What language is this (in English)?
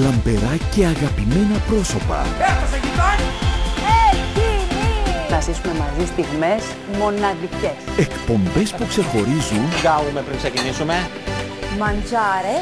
Greek